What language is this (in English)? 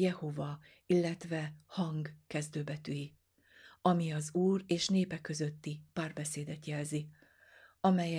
Hungarian